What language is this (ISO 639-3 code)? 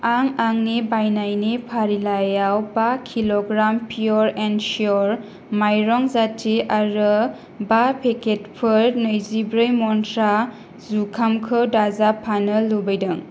brx